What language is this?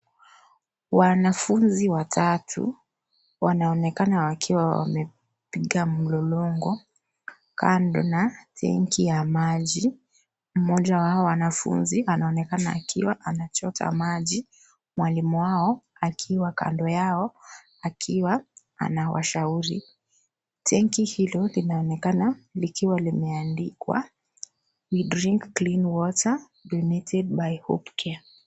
Swahili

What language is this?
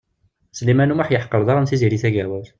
Kabyle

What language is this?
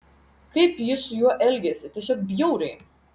Lithuanian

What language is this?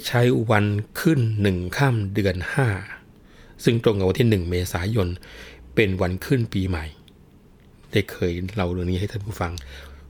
Thai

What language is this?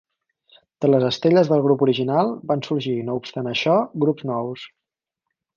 Catalan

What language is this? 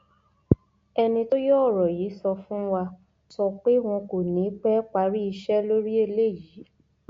Yoruba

